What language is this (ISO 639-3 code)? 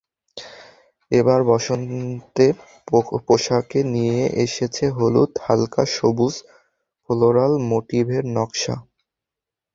ben